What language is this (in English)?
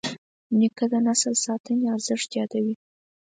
Pashto